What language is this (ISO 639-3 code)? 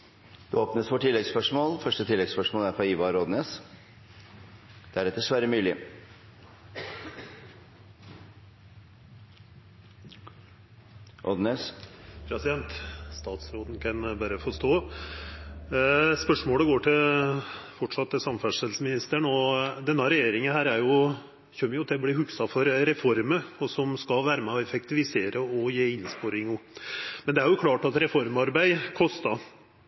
nor